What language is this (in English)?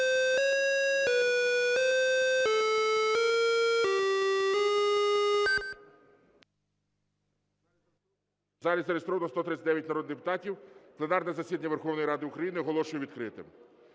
Ukrainian